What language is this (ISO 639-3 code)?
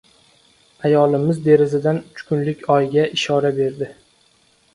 uzb